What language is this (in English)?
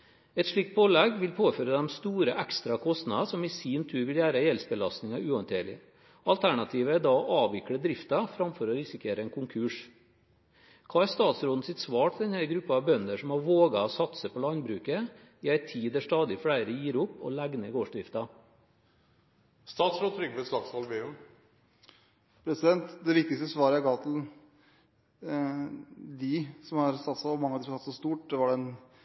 Norwegian Bokmål